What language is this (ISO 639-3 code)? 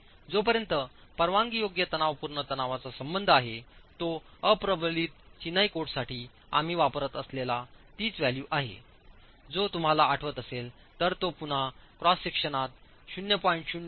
mar